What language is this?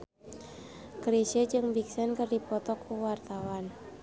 Sundanese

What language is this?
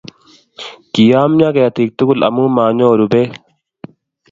Kalenjin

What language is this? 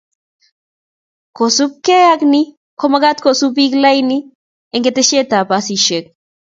Kalenjin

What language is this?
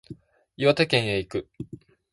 Japanese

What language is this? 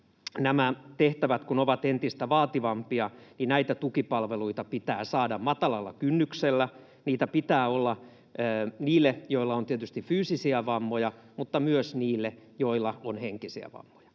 Finnish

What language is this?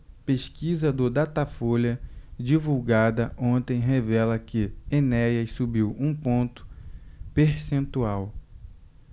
Portuguese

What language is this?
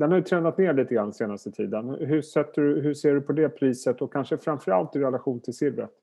Swedish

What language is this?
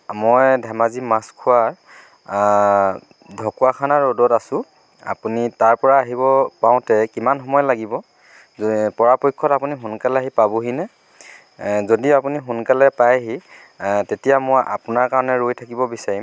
Assamese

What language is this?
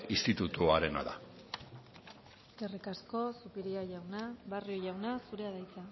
Basque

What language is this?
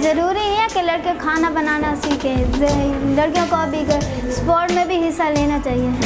Urdu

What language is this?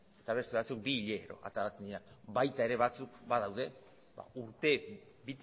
Basque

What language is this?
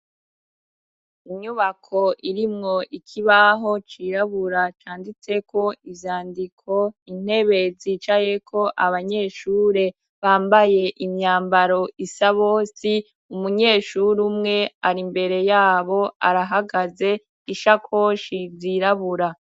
Rundi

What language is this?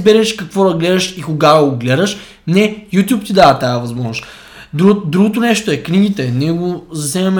Bulgarian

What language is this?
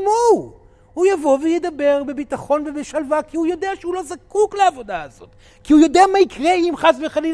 Hebrew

